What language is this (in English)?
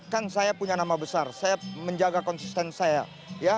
Indonesian